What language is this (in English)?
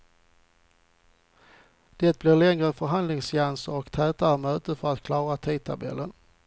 Swedish